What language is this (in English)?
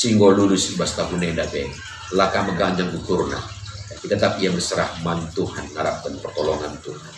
Indonesian